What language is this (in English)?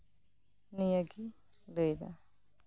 Santali